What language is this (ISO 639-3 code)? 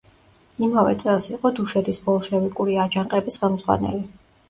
kat